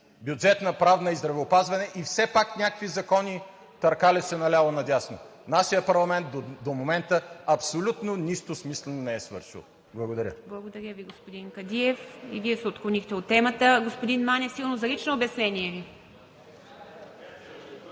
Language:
Bulgarian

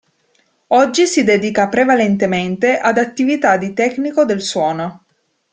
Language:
Italian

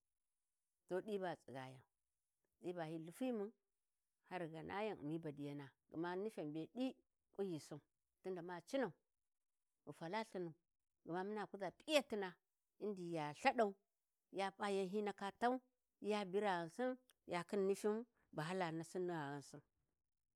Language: Warji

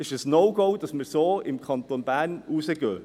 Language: Swiss German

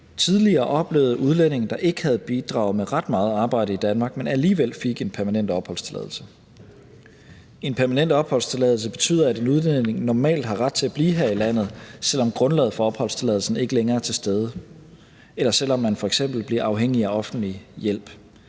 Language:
Danish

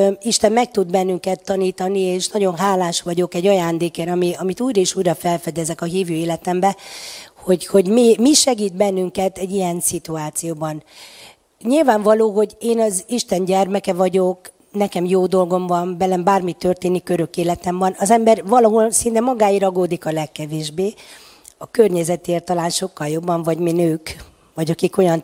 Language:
Hungarian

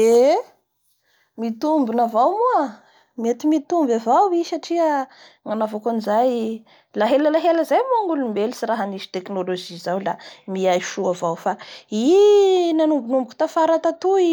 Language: Bara Malagasy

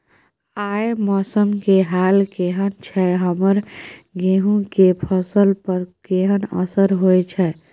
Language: Maithili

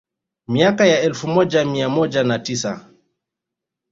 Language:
Swahili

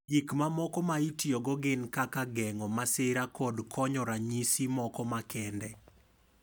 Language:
Luo (Kenya and Tanzania)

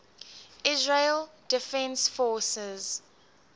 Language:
English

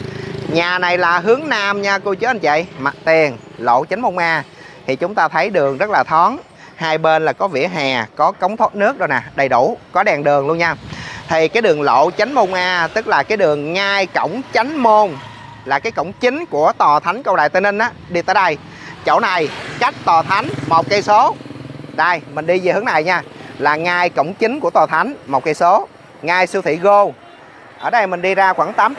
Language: Vietnamese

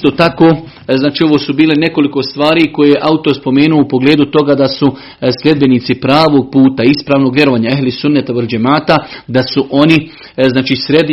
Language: Croatian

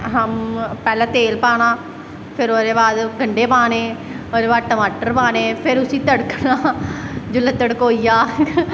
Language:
Dogri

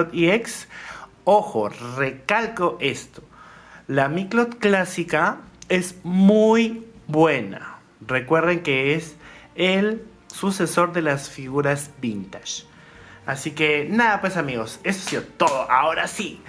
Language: Spanish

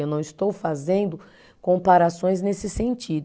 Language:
Portuguese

